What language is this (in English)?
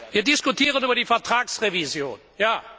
German